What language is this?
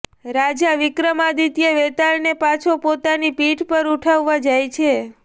Gujarati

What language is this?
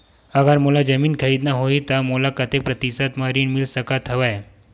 Chhattisgarhi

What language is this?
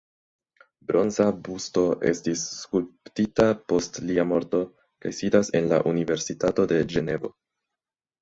Esperanto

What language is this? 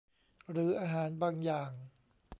Thai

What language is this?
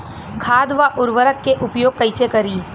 Bhojpuri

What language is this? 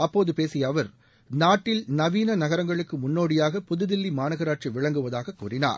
Tamil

